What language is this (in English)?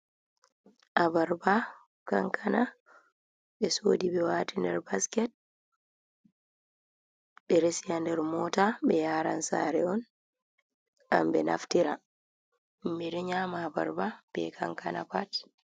Fula